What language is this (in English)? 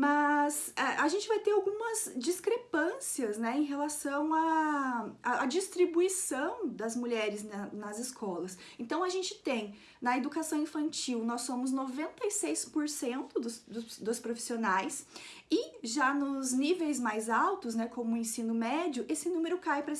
Portuguese